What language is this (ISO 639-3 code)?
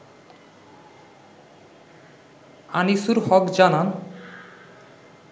ben